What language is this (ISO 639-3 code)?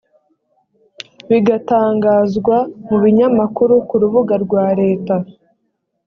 kin